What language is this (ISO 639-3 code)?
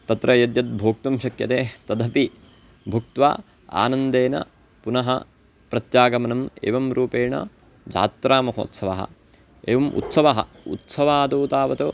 san